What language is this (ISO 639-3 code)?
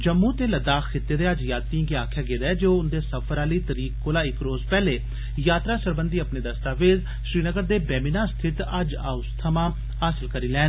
doi